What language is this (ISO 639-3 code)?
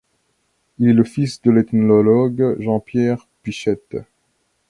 fra